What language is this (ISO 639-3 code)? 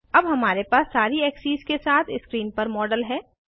hin